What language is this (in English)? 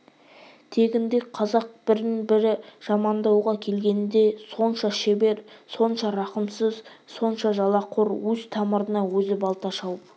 Kazakh